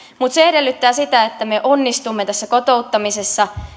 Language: Finnish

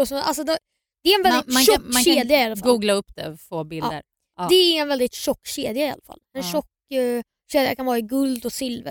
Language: Swedish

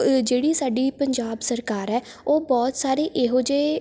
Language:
Punjabi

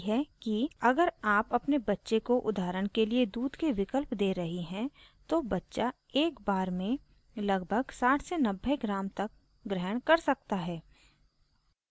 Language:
Hindi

